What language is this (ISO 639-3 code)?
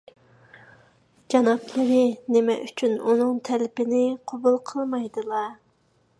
uig